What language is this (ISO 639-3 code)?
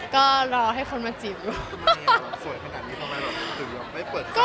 tha